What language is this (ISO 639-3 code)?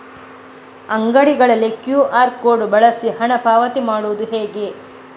kan